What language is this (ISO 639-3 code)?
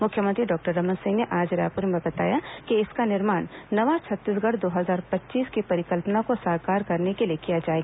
hin